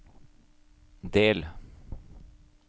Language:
Norwegian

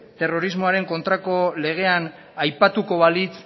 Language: Basque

